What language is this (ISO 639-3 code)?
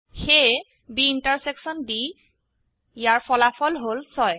asm